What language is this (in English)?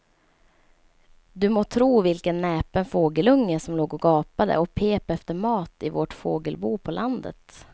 Swedish